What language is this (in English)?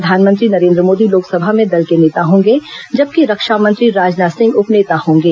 Hindi